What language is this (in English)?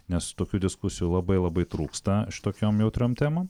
Lithuanian